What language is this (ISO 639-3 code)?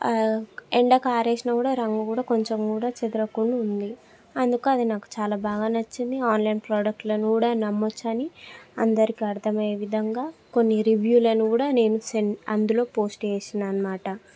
tel